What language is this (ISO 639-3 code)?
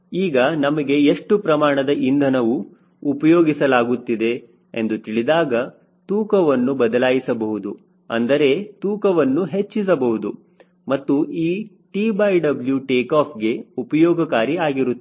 kan